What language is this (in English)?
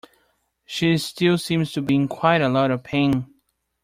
English